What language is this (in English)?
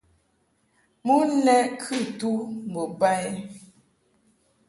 Mungaka